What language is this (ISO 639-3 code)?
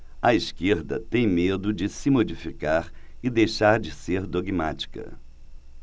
por